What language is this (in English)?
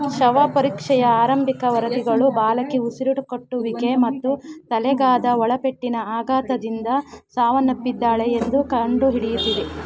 Kannada